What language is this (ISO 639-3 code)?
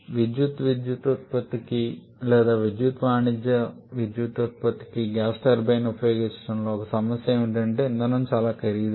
tel